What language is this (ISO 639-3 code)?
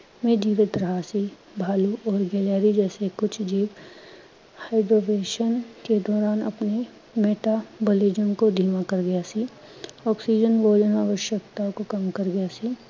pan